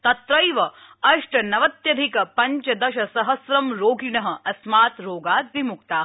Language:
Sanskrit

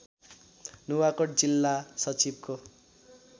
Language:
Nepali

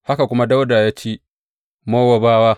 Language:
Hausa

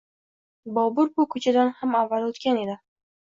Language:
Uzbek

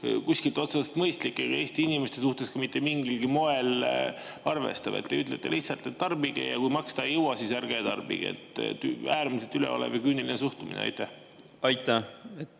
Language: Estonian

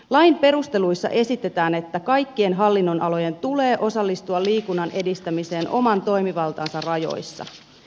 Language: Finnish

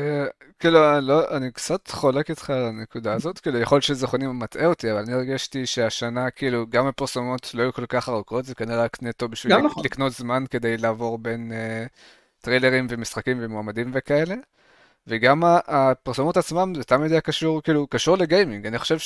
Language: Hebrew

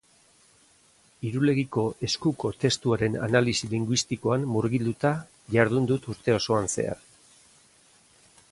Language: Basque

